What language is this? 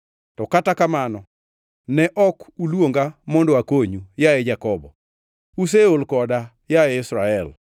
Luo (Kenya and Tanzania)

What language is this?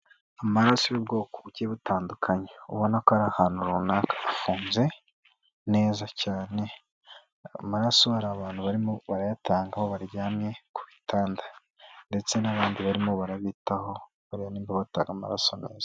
Kinyarwanda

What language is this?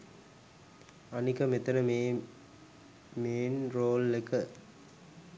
Sinhala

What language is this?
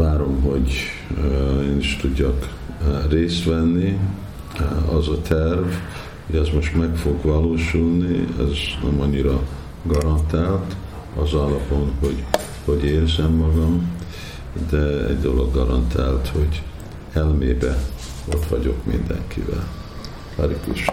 Hungarian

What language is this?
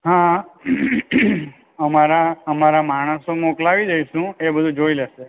Gujarati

